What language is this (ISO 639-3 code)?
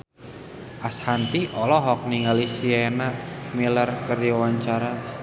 sun